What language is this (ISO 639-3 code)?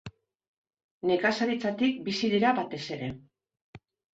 eus